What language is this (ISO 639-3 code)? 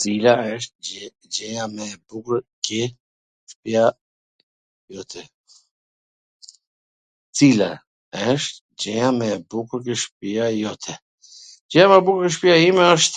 aln